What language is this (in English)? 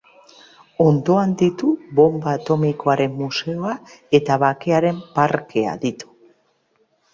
Basque